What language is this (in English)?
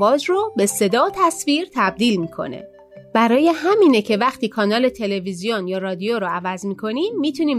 Persian